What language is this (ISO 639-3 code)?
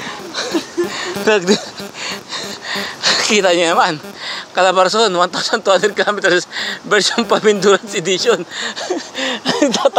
fil